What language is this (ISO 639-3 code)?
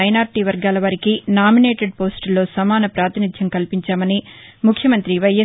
tel